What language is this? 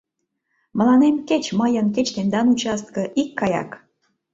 Mari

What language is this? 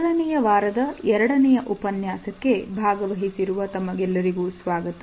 Kannada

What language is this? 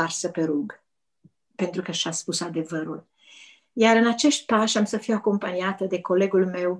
Romanian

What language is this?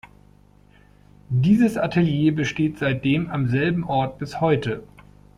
German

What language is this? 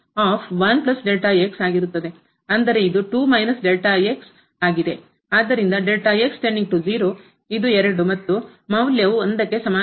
Kannada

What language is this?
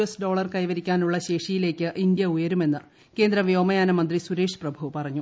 Malayalam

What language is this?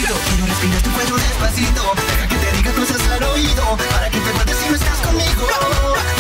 Spanish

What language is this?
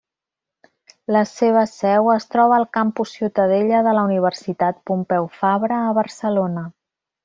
Catalan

